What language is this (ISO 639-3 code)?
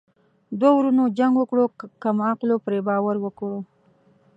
pus